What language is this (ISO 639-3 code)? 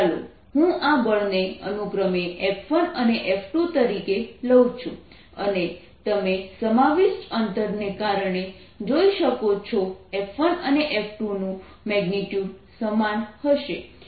guj